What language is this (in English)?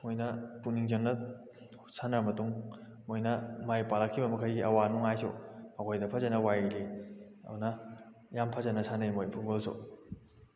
Manipuri